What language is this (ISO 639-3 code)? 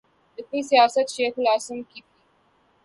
urd